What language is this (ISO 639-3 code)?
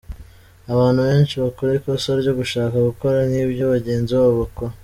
kin